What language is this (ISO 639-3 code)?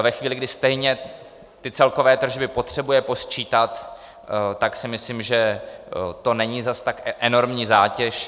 ces